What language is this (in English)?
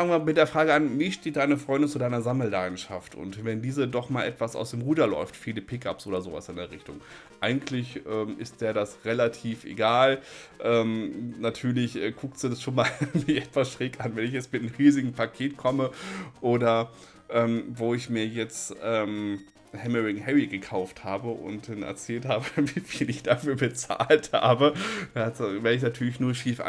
German